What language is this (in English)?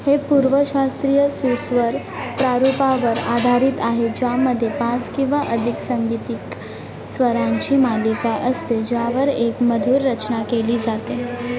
Marathi